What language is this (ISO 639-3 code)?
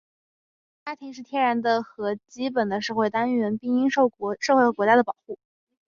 zho